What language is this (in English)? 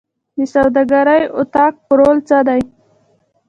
Pashto